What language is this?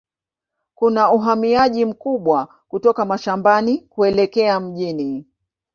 Swahili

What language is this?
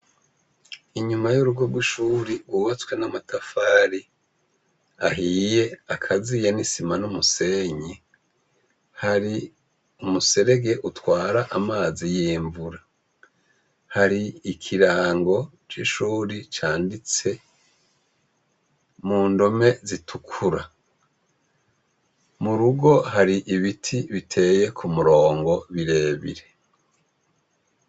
Rundi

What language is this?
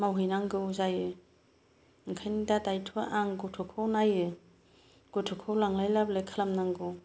Bodo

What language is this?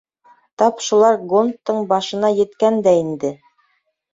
Bashkir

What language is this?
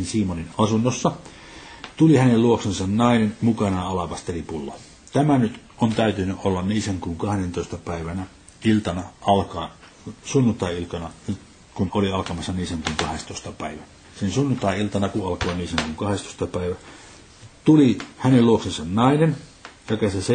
Finnish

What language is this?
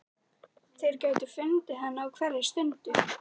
Icelandic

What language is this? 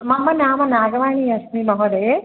Sanskrit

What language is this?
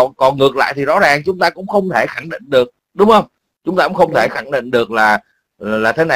Vietnamese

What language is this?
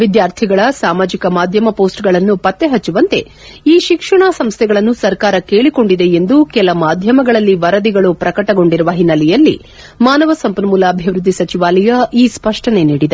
Kannada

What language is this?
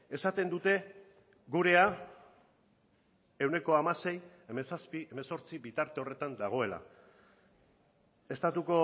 Basque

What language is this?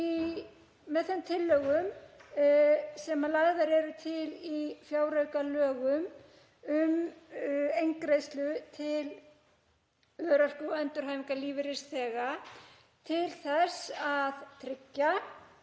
Icelandic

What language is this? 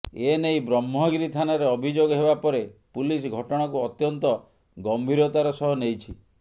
Odia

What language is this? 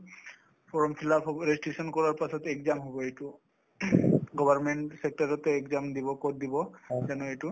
Assamese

